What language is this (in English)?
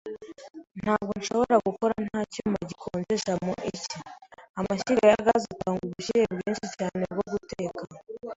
Kinyarwanda